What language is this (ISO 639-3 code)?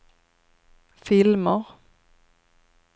swe